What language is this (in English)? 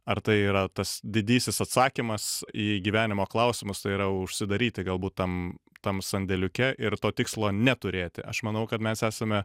Lithuanian